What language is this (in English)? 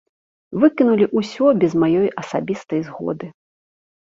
Belarusian